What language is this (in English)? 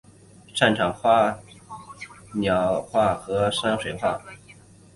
Chinese